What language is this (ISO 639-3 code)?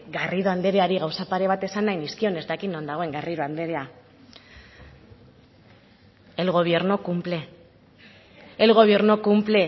eus